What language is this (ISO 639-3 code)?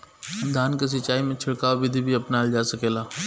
bho